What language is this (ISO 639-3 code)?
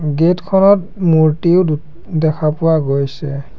asm